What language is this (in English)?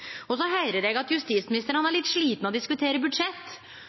Norwegian Nynorsk